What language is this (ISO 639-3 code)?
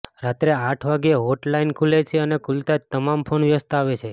guj